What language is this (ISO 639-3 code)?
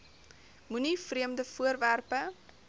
afr